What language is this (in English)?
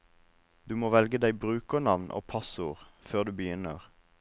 Norwegian